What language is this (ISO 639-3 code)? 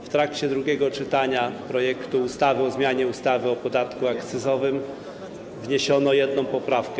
pol